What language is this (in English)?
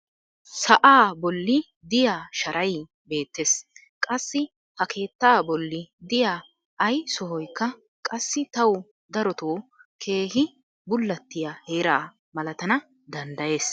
Wolaytta